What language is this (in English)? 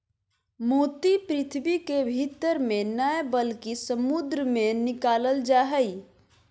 Magahi